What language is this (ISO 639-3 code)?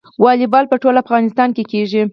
pus